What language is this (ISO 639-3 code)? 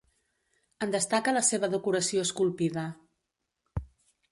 cat